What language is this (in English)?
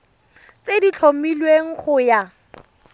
Tswana